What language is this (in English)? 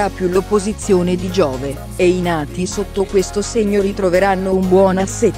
Italian